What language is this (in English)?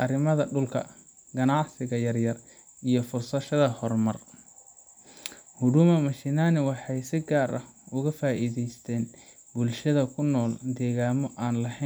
Somali